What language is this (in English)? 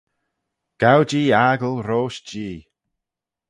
Manx